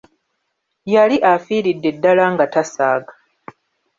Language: Ganda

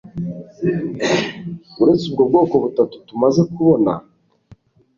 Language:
Kinyarwanda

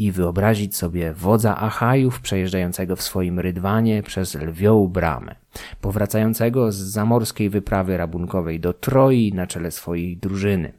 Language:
Polish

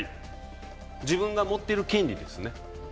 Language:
Japanese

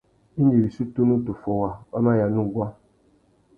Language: Tuki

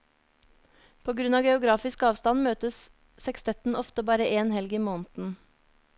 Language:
Norwegian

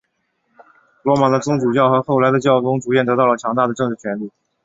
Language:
Chinese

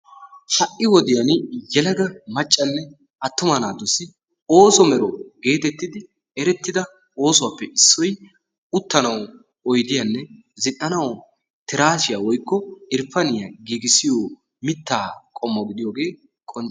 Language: Wolaytta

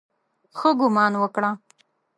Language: Pashto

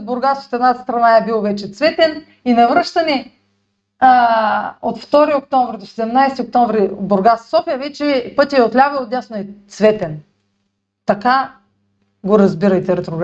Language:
Bulgarian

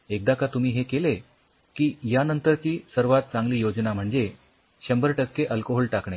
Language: Marathi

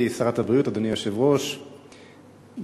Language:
Hebrew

